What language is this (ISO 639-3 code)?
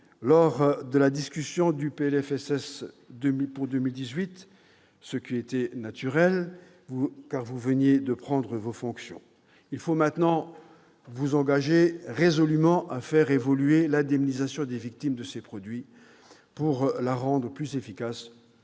fra